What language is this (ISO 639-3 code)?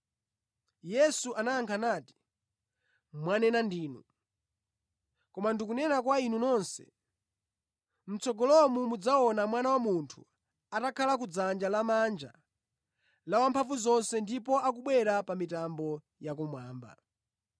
nya